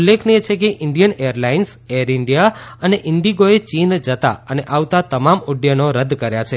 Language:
Gujarati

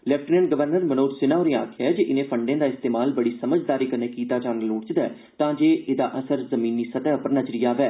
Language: Dogri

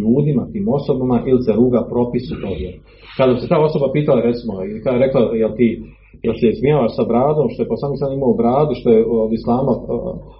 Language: Croatian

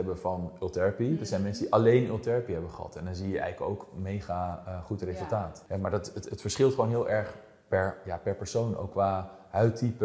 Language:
Dutch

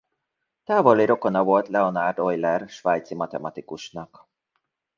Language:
Hungarian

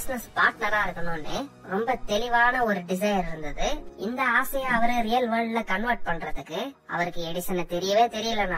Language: Tamil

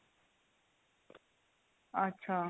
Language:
Punjabi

